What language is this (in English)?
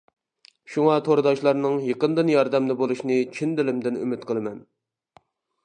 Uyghur